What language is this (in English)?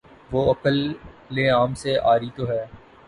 Urdu